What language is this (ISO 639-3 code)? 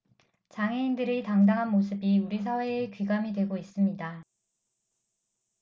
kor